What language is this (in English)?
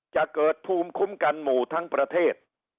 Thai